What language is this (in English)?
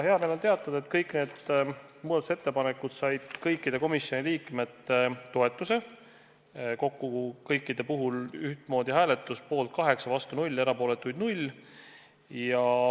Estonian